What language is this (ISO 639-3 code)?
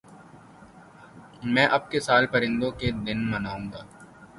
urd